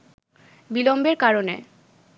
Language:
Bangla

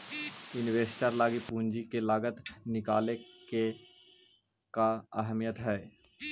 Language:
Magahi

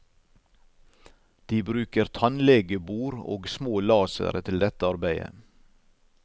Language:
Norwegian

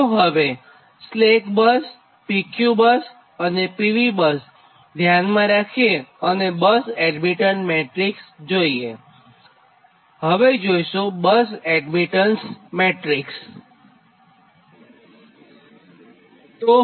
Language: Gujarati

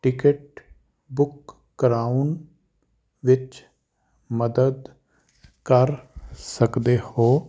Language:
Punjabi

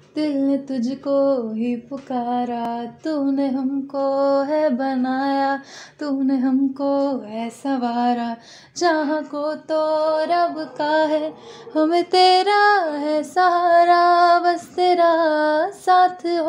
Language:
Hindi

